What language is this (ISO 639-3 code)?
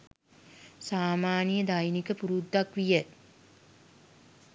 sin